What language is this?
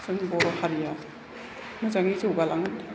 Bodo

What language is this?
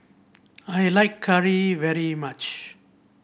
English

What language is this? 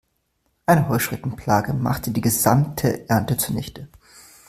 German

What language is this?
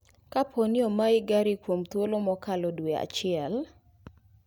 Luo (Kenya and Tanzania)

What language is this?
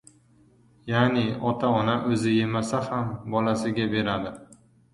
Uzbek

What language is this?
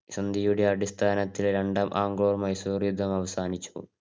Malayalam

